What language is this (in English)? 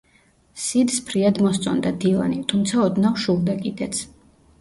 Georgian